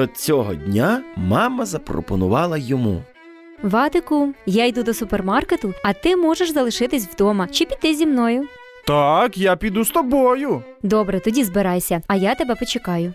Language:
Ukrainian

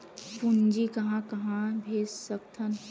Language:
Chhattisgarhi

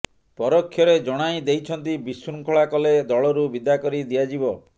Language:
Odia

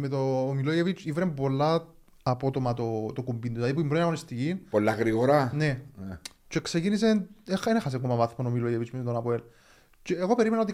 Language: Greek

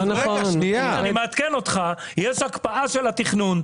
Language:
Hebrew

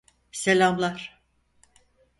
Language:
Turkish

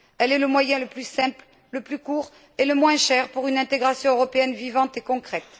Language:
French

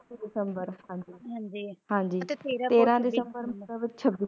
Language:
Punjabi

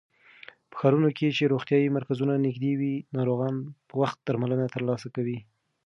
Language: Pashto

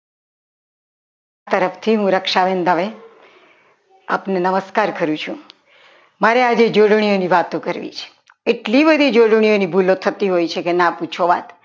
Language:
Gujarati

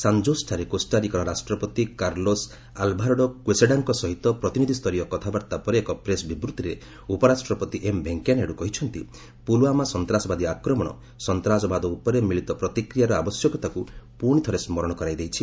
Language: Odia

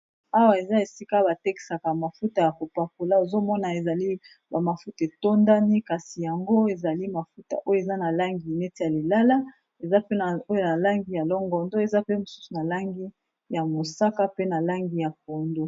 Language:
Lingala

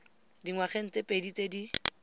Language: Tswana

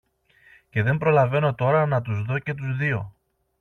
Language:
Greek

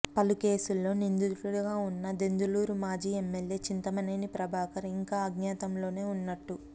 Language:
Telugu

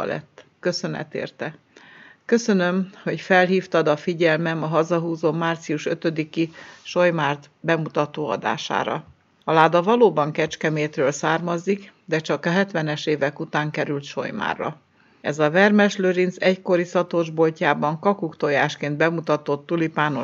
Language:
Hungarian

